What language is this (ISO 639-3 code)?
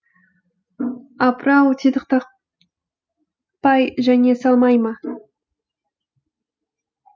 kaz